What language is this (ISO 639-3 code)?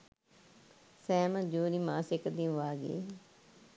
sin